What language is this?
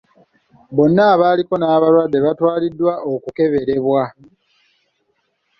Ganda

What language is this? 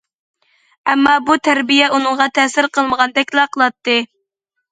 Uyghur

